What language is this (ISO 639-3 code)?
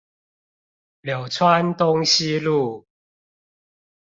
zho